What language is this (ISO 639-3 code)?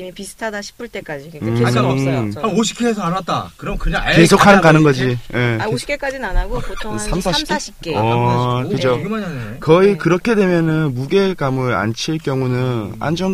kor